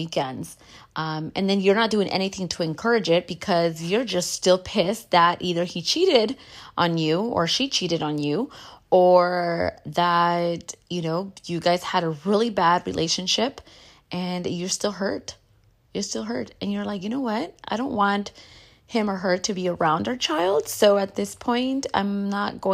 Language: English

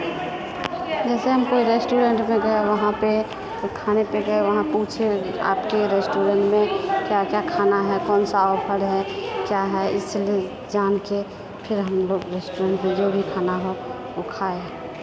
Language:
Maithili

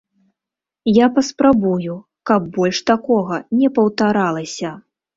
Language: Belarusian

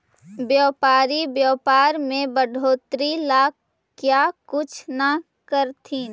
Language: Magahi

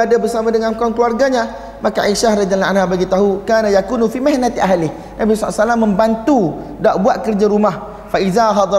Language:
Malay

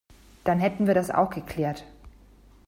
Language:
German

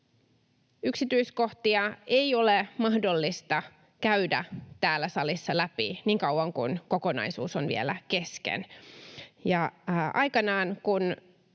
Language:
Finnish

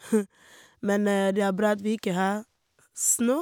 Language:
Norwegian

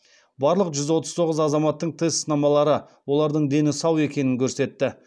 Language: Kazakh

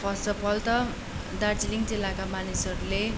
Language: Nepali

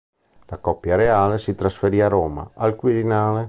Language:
Italian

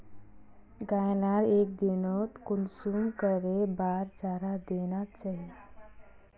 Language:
Magahi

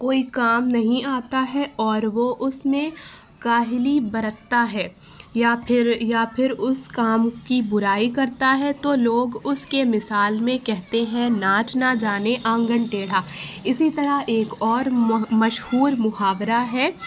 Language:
Urdu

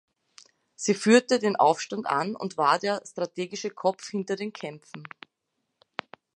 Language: German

